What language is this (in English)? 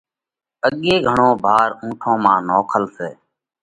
Parkari Koli